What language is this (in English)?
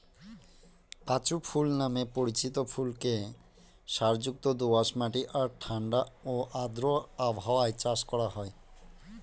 Bangla